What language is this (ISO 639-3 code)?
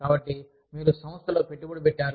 tel